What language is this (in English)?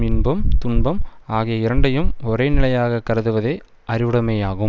Tamil